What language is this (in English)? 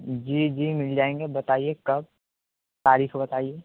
Urdu